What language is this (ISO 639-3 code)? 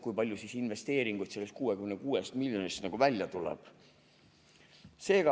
est